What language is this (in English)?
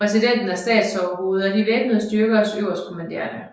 Danish